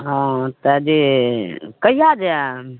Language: Maithili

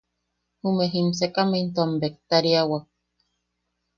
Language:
Yaqui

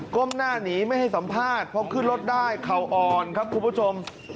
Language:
Thai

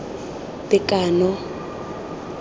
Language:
Tswana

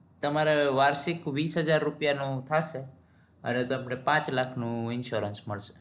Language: Gujarati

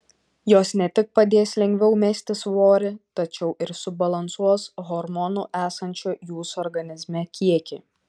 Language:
Lithuanian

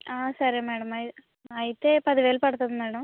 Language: Telugu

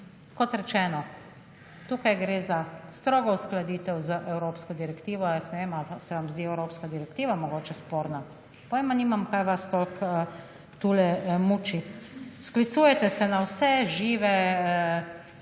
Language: Slovenian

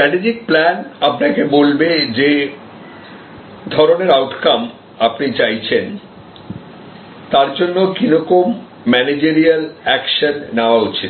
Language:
Bangla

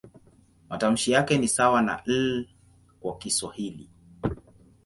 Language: Swahili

